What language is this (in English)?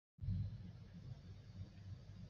Chinese